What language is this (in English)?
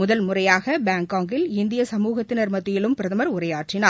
Tamil